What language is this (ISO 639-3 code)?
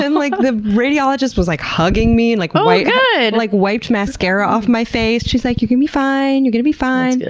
eng